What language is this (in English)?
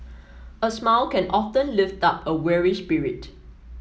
English